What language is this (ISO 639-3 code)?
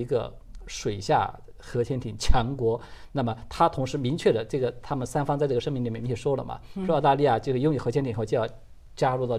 zho